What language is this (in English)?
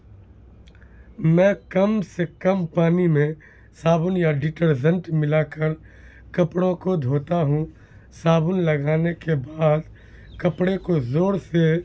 Urdu